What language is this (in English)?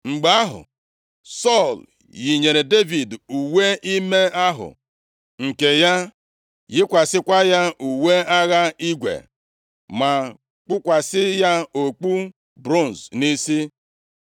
Igbo